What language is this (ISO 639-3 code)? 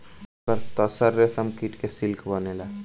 bho